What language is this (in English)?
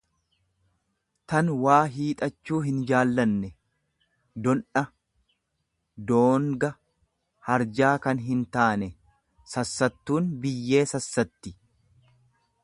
Oromo